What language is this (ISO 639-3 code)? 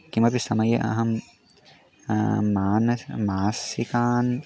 san